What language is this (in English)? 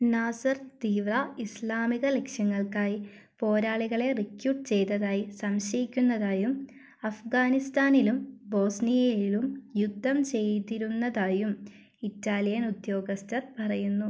Malayalam